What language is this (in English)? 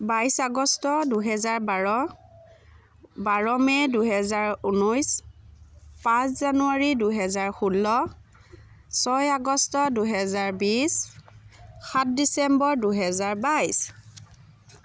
Assamese